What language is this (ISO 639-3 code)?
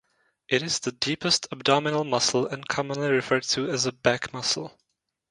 eng